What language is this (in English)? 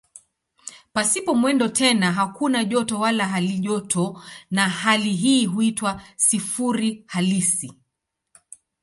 Swahili